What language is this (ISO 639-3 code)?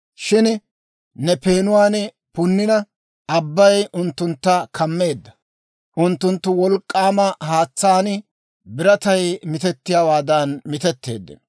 dwr